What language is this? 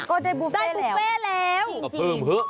Thai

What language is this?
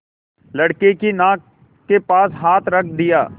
Hindi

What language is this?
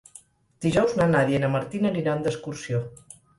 Catalan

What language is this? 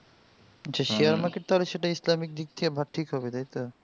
Bangla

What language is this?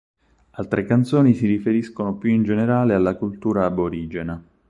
Italian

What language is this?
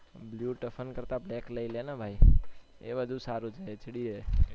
Gujarati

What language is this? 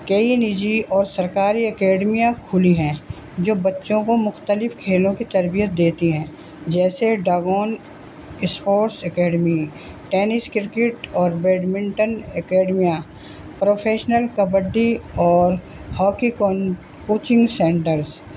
Urdu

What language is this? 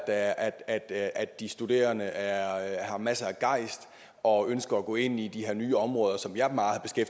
Danish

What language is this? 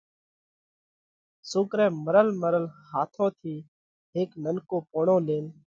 Parkari Koli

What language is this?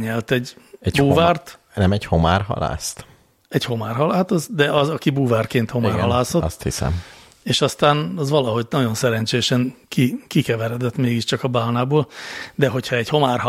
Hungarian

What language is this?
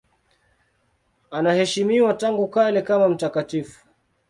Swahili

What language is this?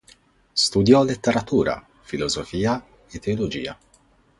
Italian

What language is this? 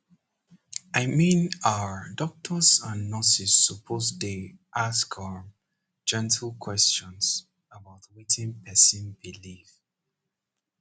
Nigerian Pidgin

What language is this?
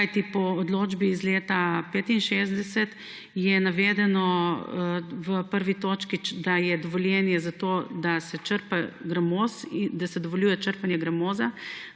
Slovenian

